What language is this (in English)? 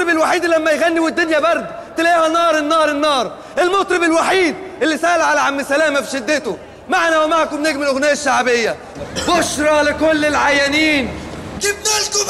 Arabic